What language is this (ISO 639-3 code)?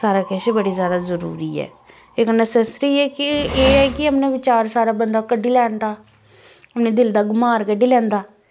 doi